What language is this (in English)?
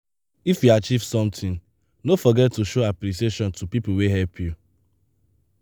Nigerian Pidgin